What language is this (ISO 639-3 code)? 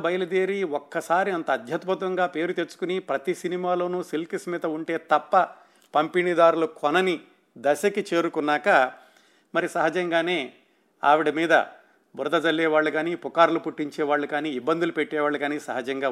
tel